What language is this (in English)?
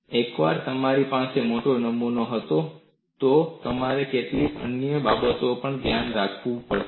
Gujarati